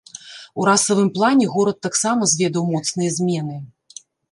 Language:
Belarusian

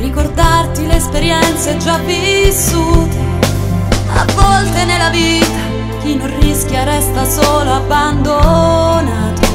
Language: Italian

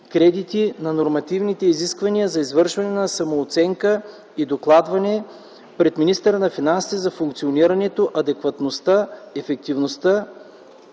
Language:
Bulgarian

